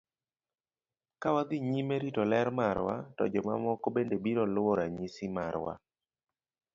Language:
Luo (Kenya and Tanzania)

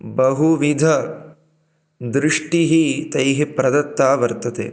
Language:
Sanskrit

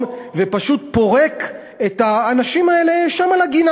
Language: Hebrew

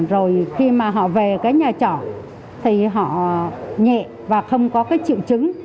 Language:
Vietnamese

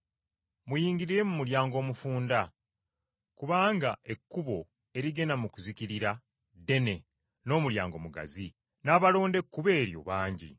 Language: Ganda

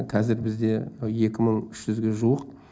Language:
Kazakh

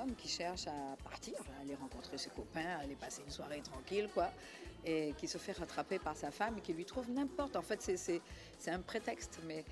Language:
French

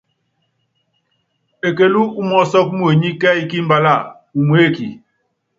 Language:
Yangben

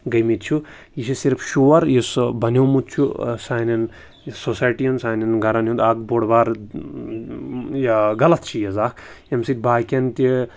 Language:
Kashmiri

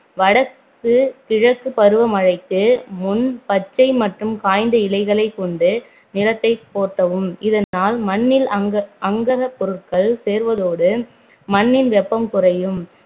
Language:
Tamil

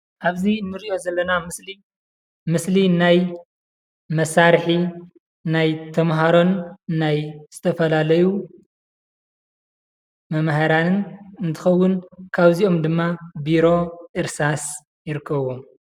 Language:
Tigrinya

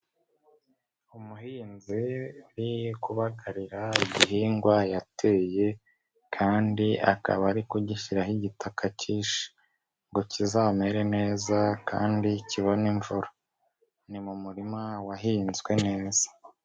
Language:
Kinyarwanda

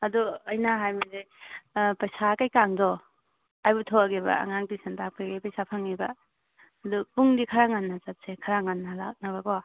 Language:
Manipuri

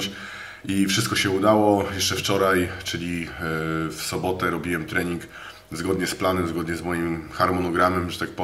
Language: Polish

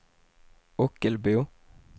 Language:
Swedish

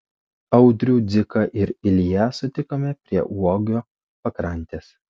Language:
Lithuanian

